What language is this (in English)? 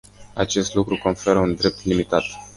Romanian